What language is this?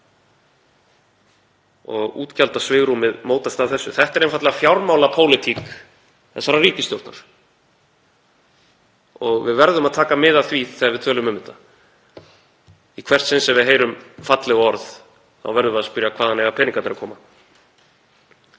Icelandic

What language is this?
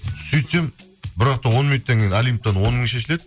Kazakh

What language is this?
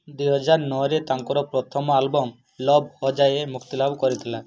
Odia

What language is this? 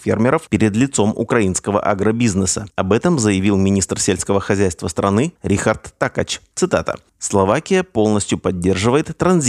Russian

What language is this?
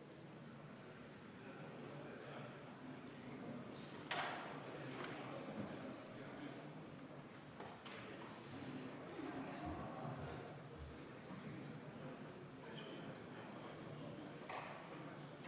Estonian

